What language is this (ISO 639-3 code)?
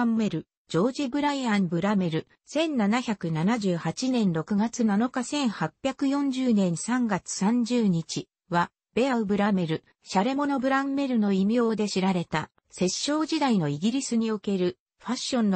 jpn